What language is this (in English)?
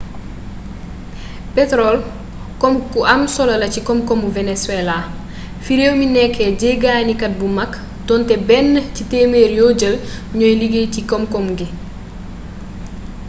Wolof